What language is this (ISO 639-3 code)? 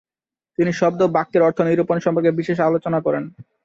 ben